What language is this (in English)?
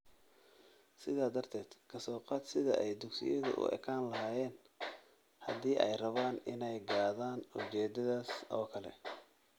Somali